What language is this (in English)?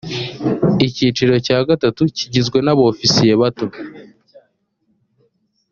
Kinyarwanda